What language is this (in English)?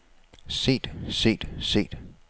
Danish